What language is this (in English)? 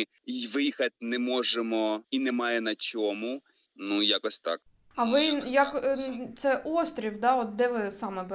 Ukrainian